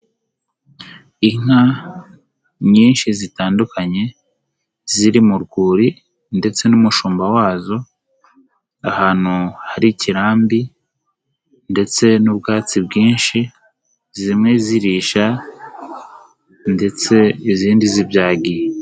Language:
Kinyarwanda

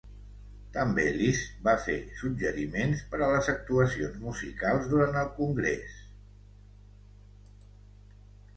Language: Catalan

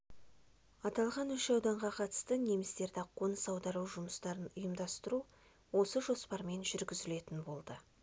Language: Kazakh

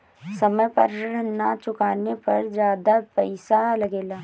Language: Bhojpuri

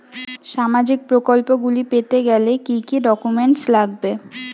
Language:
Bangla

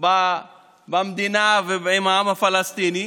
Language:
Hebrew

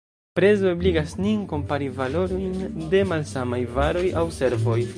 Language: Esperanto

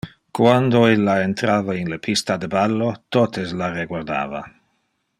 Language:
Interlingua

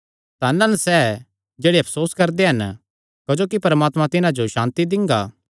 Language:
Kangri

